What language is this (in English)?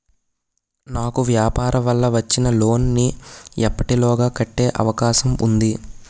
Telugu